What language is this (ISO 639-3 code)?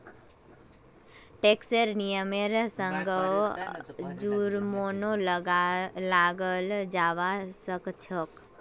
mag